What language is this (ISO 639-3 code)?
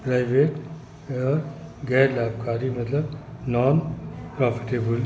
snd